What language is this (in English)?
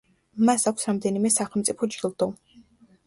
Georgian